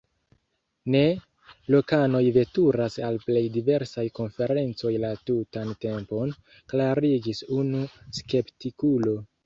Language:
Esperanto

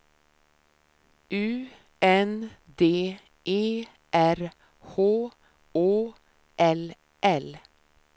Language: Swedish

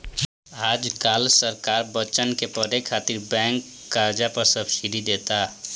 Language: Bhojpuri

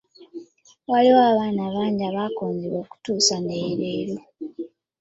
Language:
Ganda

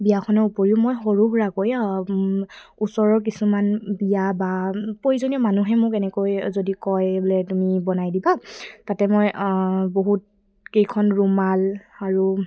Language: Assamese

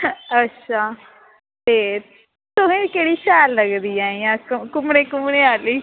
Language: Dogri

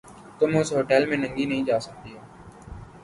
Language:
Urdu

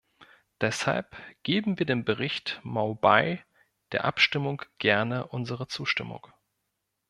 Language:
German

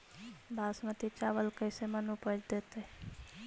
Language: Magahi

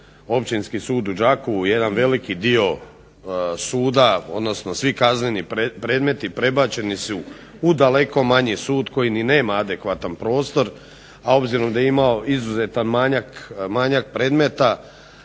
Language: Croatian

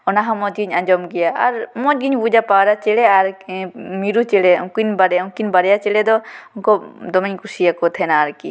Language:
Santali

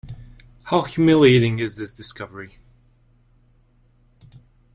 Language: English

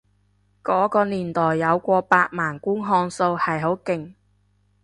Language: Cantonese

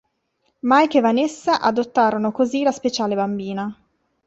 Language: Italian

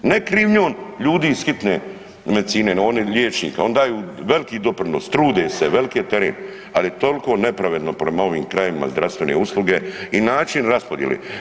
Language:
Croatian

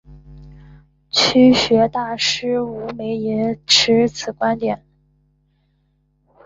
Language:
Chinese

